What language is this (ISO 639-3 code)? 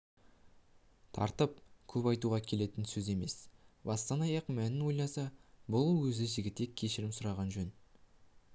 kaz